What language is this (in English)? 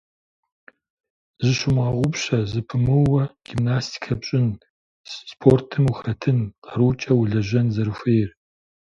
Kabardian